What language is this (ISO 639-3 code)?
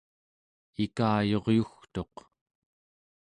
esu